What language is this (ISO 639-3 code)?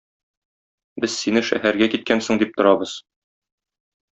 tat